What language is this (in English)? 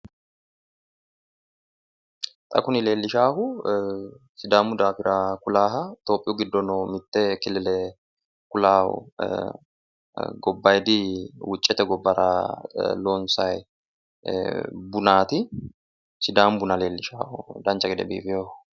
Sidamo